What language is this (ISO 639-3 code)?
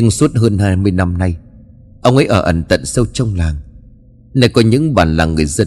vie